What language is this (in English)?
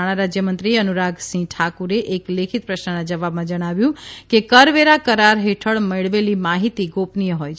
Gujarati